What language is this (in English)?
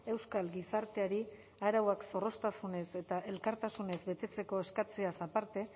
Basque